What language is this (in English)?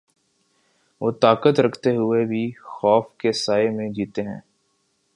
Urdu